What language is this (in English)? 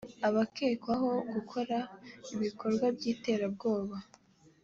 Kinyarwanda